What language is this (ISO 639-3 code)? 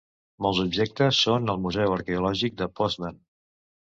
cat